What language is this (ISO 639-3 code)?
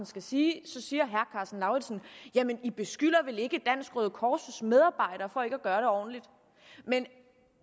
dan